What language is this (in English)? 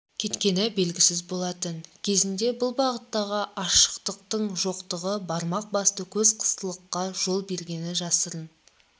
Kazakh